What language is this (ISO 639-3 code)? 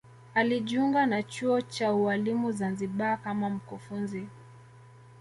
swa